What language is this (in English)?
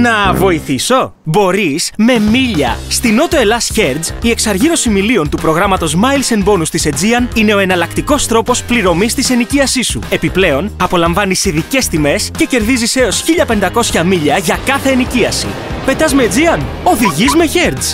Greek